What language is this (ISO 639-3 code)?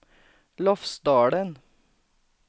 swe